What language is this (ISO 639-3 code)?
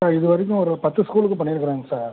tam